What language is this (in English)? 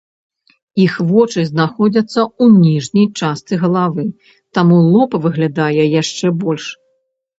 Belarusian